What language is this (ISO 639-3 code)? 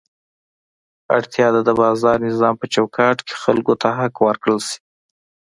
pus